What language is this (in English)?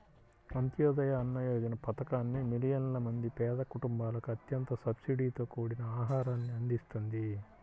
Telugu